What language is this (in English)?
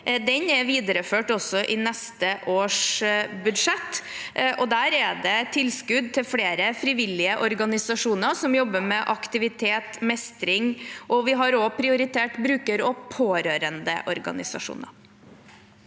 Norwegian